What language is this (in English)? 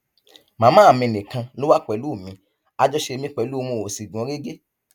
Yoruba